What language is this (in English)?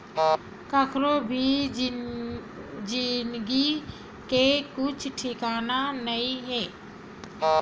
Chhattisgarhi